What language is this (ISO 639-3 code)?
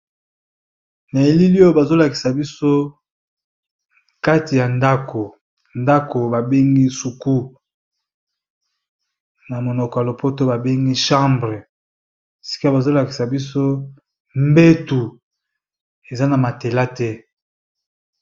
lin